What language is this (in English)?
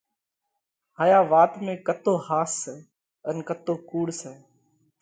Parkari Koli